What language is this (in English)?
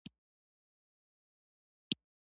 Pashto